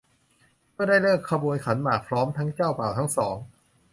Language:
Thai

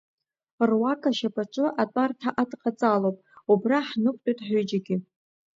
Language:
Abkhazian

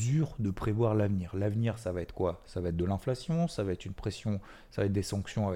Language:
French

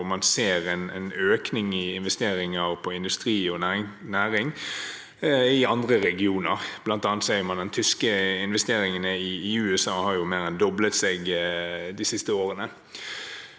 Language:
Norwegian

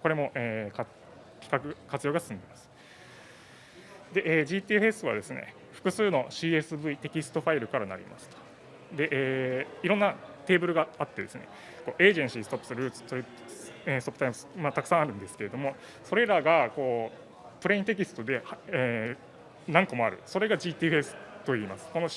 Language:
Japanese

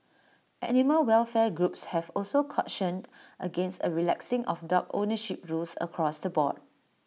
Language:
English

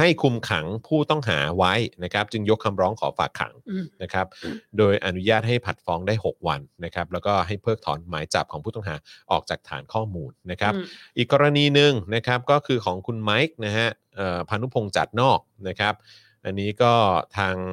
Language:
Thai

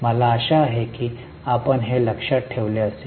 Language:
Marathi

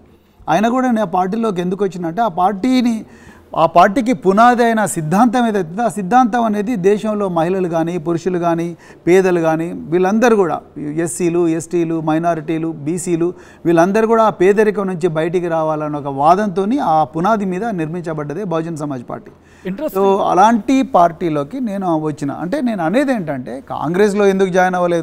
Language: Telugu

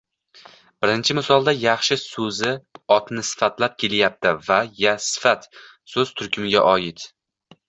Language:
Uzbek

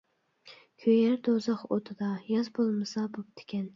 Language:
Uyghur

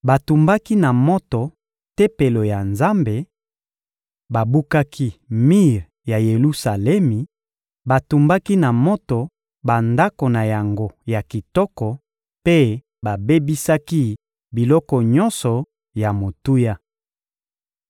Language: Lingala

